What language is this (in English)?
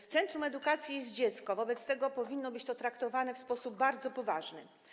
Polish